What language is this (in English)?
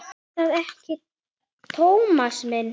Icelandic